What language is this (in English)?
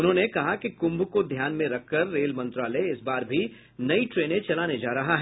Hindi